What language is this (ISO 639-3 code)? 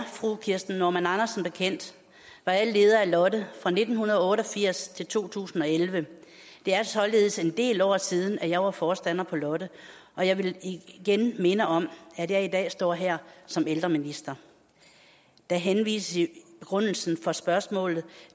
dan